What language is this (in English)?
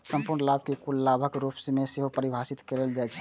Maithili